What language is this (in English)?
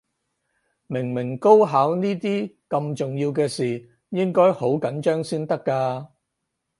Cantonese